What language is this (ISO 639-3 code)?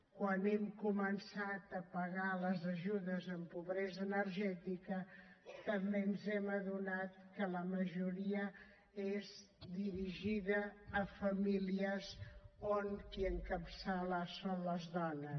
cat